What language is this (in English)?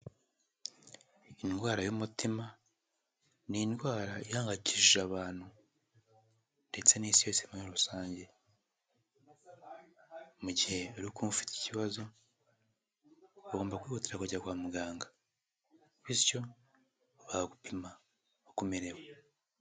Kinyarwanda